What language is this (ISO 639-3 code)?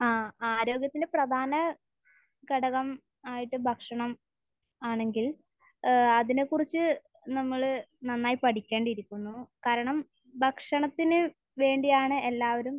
mal